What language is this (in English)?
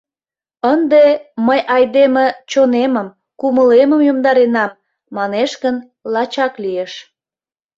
Mari